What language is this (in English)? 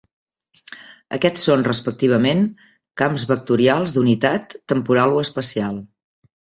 Catalan